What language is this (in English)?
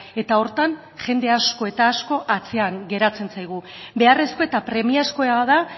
Basque